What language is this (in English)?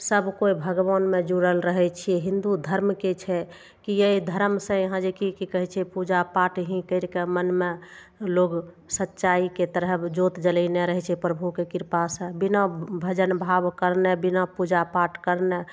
Maithili